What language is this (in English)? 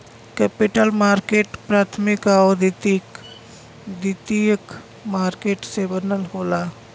Bhojpuri